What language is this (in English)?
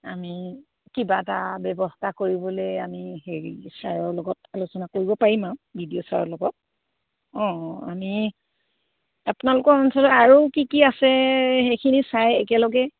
Assamese